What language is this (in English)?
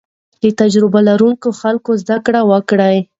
Pashto